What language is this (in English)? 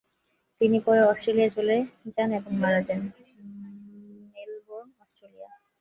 Bangla